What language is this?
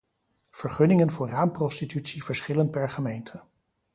Dutch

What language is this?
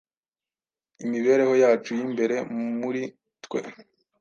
Kinyarwanda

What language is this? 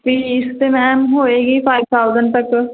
Punjabi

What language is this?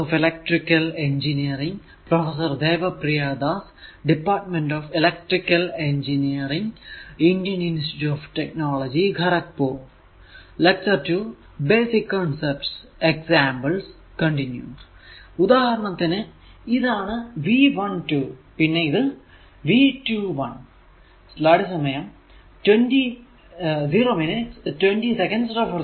Malayalam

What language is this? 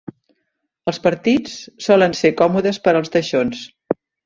Catalan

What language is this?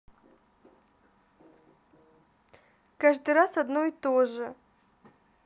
Russian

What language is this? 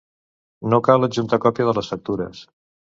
Catalan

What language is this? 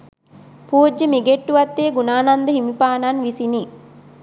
Sinhala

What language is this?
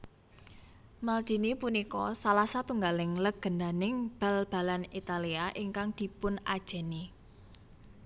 Javanese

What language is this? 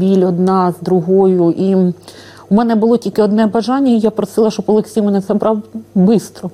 Russian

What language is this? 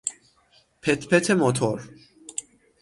Persian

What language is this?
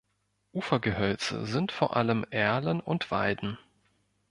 German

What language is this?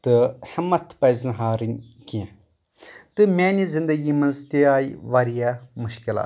Kashmiri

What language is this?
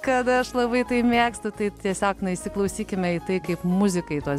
Lithuanian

